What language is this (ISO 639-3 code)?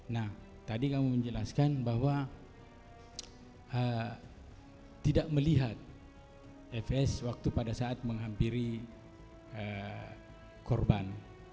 ind